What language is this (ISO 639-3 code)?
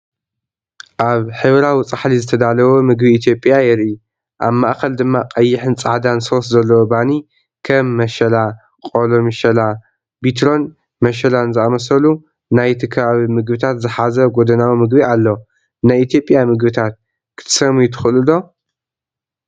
tir